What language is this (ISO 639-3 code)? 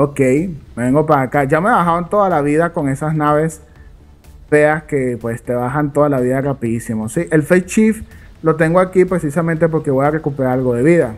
spa